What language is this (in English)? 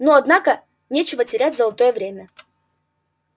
Russian